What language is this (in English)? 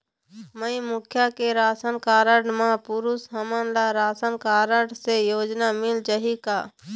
Chhattisgarhi